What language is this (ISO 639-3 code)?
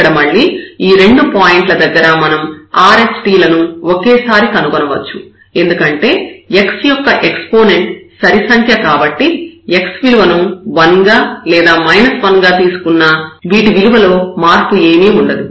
tel